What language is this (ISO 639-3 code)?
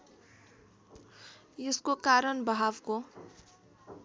nep